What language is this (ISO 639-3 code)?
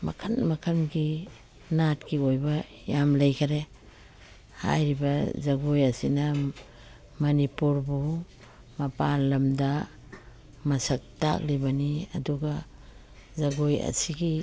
mni